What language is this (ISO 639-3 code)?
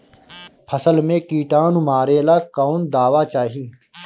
bho